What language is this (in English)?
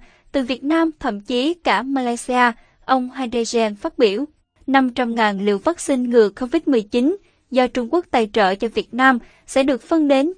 Vietnamese